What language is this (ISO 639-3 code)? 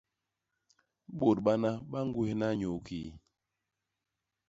bas